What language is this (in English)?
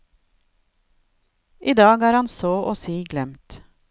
Norwegian